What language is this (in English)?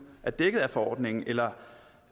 Danish